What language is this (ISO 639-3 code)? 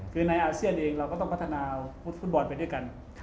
tha